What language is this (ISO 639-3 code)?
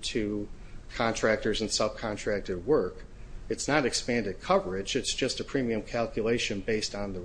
eng